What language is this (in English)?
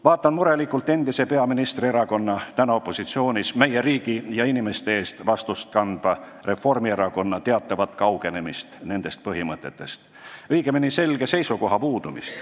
Estonian